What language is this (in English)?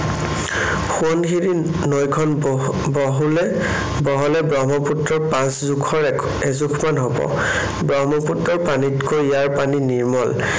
Assamese